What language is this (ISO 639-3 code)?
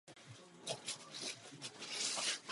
ces